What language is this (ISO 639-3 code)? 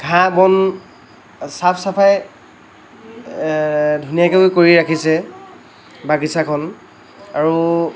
asm